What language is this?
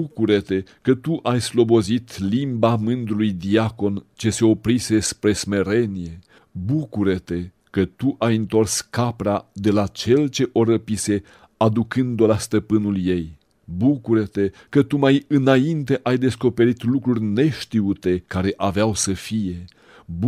Romanian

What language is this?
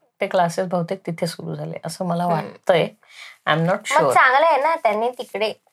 Marathi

